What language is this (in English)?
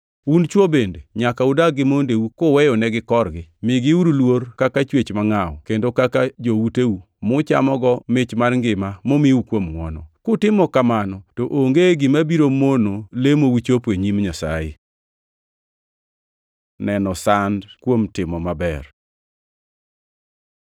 Luo (Kenya and Tanzania)